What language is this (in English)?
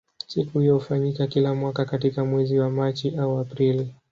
Swahili